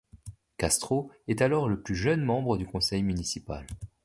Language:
French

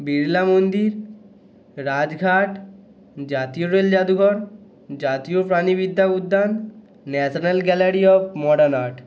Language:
Bangla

